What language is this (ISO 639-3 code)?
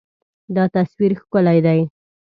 pus